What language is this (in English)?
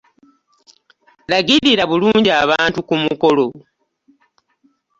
Ganda